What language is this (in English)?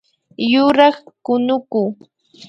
Imbabura Highland Quichua